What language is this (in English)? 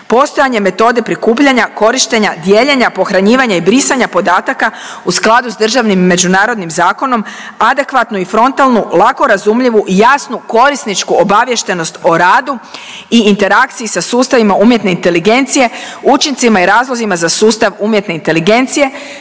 Croatian